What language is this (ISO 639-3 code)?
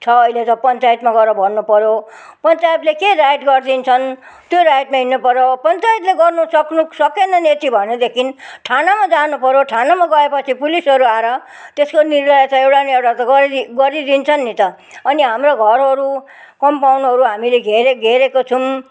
nep